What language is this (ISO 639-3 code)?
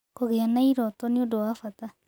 kik